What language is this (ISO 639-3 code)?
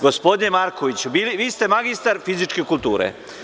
srp